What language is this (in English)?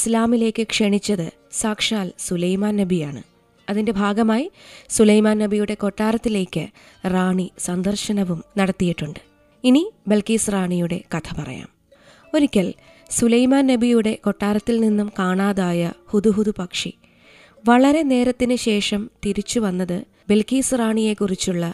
Malayalam